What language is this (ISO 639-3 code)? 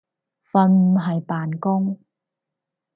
yue